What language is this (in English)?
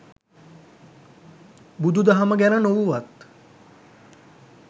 Sinhala